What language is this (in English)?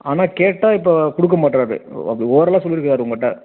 Tamil